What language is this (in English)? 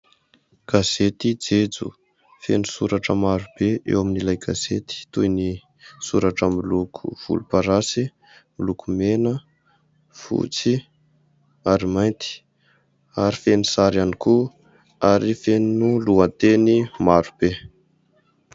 Malagasy